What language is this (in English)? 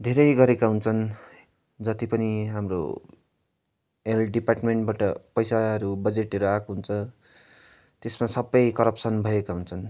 Nepali